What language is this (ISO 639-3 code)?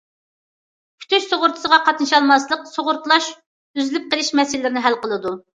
uig